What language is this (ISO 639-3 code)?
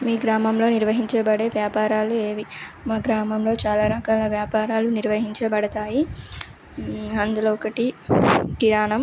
tel